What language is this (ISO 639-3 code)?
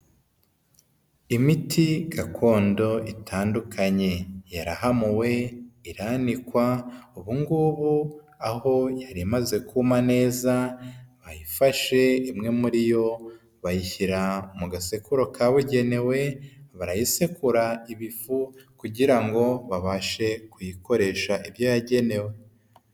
kin